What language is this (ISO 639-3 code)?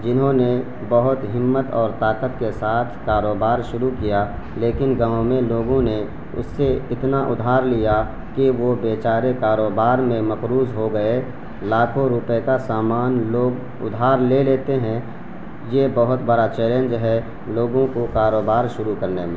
urd